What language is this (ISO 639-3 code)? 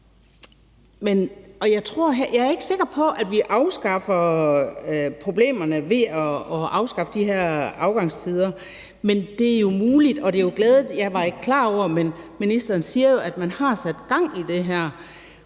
dan